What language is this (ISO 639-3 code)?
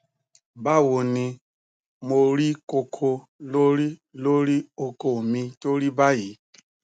yor